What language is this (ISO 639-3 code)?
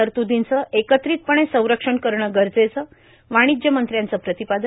mar